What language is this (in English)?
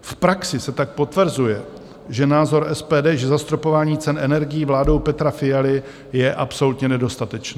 Czech